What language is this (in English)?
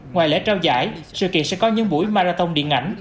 Vietnamese